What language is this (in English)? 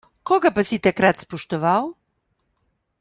Slovenian